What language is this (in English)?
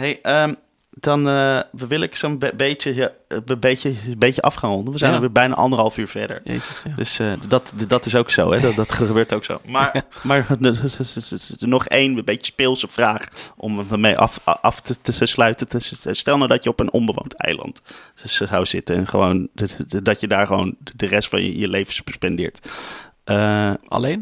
Dutch